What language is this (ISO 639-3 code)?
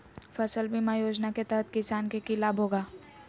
mag